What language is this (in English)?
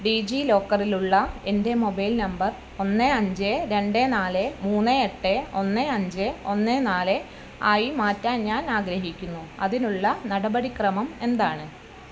Malayalam